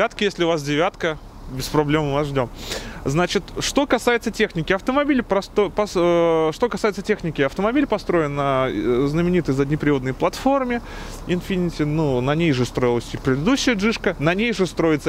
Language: Russian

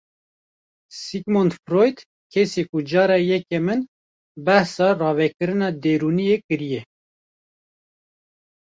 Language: Kurdish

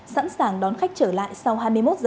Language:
Vietnamese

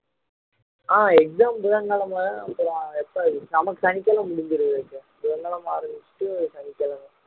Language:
Tamil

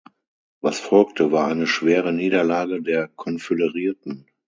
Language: German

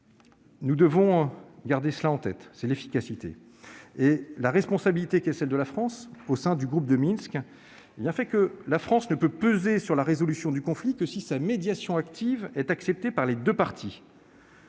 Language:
French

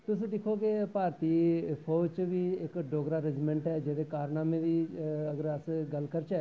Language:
Dogri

